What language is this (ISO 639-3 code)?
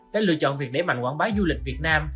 vie